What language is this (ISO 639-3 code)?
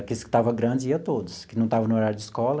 por